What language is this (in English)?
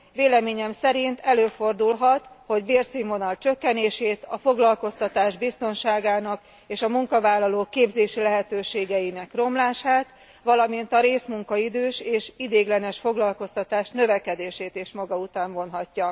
Hungarian